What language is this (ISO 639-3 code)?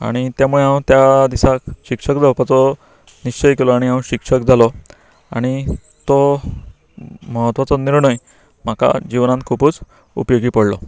kok